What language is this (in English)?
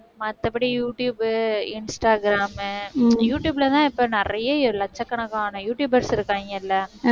Tamil